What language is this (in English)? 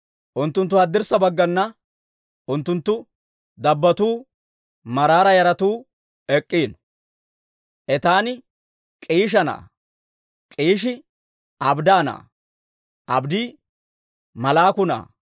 Dawro